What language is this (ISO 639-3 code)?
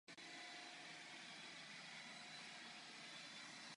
ces